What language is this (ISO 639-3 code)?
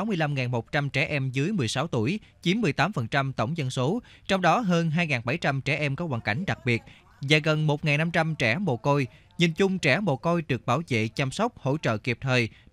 vie